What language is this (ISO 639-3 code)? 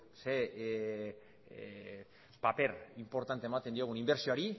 eus